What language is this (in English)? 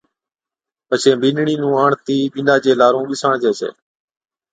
Od